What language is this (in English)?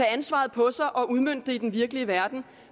Danish